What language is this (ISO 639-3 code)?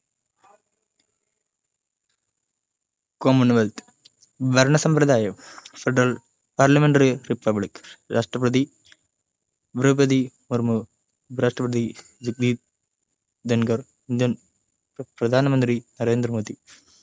mal